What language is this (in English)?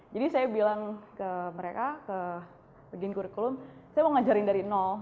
Indonesian